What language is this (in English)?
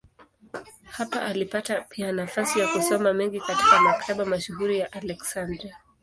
Swahili